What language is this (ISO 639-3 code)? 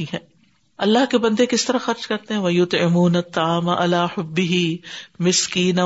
urd